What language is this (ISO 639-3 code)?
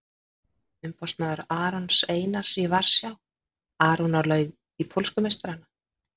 isl